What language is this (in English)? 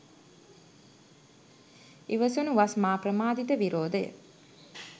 Sinhala